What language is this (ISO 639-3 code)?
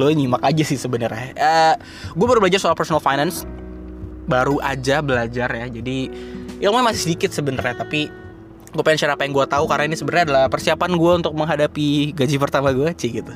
ind